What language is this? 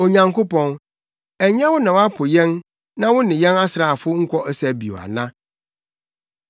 Akan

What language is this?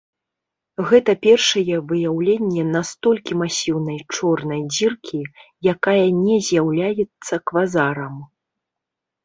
Belarusian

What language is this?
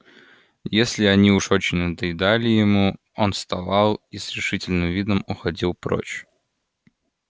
Russian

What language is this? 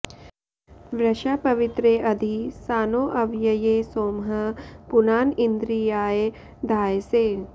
Sanskrit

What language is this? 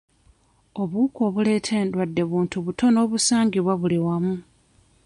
Ganda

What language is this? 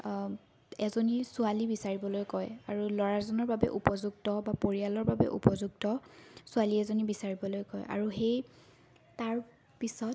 Assamese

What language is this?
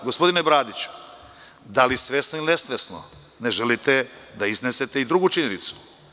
Serbian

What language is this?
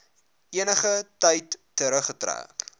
Afrikaans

